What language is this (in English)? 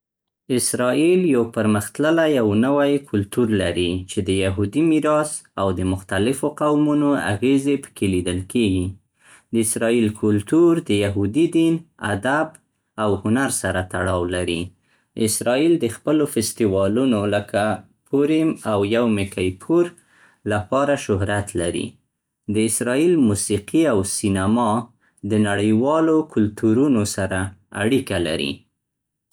Central Pashto